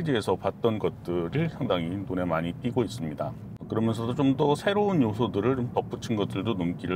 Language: Korean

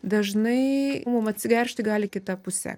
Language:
Lithuanian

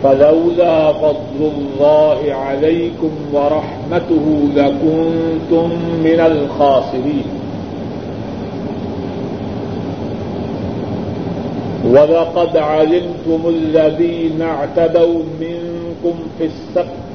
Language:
Urdu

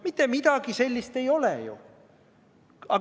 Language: Estonian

